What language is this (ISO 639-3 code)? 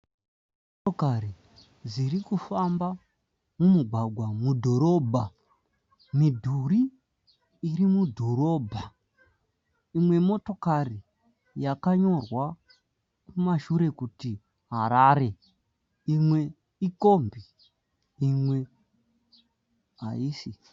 sna